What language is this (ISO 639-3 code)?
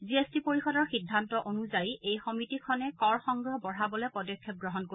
asm